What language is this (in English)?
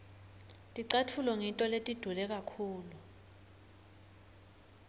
Swati